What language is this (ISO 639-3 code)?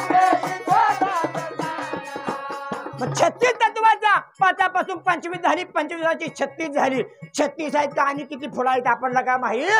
hin